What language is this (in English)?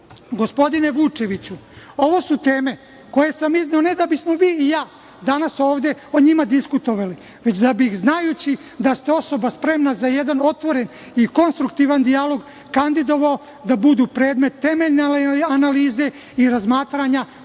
Serbian